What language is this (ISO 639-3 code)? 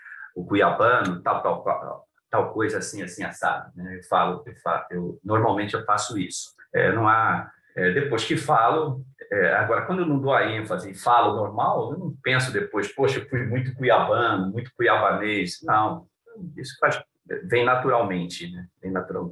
por